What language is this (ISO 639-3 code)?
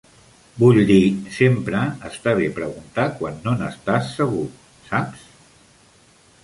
cat